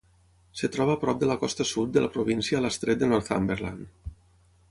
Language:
Catalan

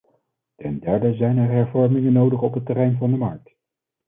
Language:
Dutch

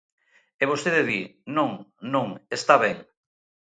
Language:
Galician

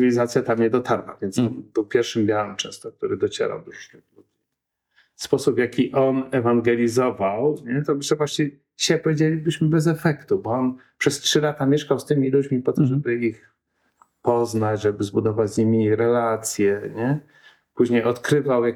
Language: Polish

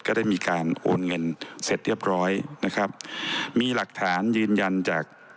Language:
Thai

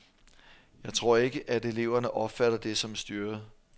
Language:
Danish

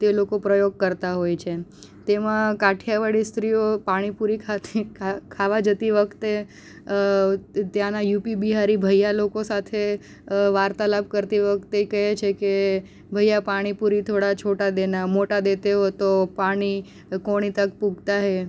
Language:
Gujarati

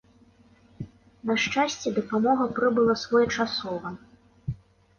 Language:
Belarusian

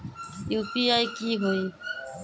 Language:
Magahi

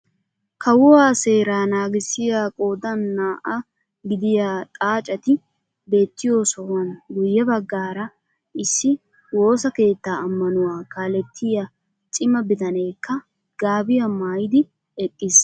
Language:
Wolaytta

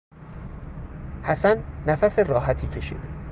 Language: Persian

